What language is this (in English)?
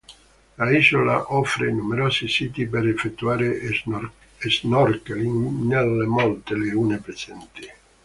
Italian